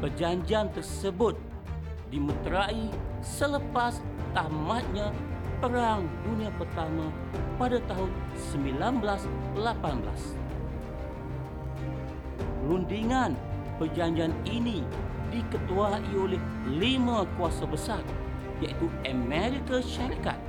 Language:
Malay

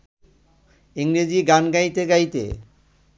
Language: Bangla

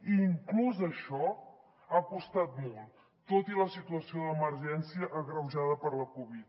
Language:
Catalan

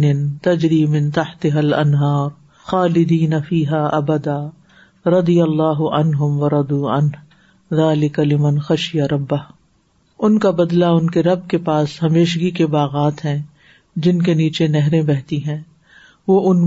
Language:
Urdu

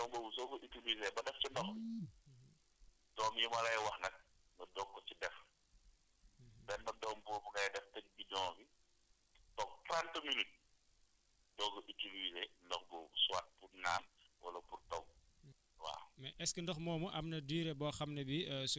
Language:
Wolof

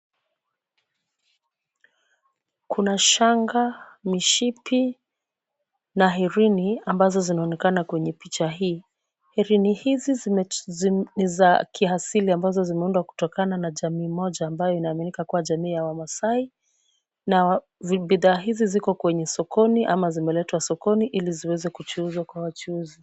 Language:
Swahili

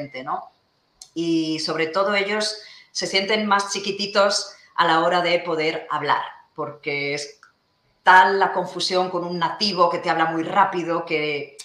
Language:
Spanish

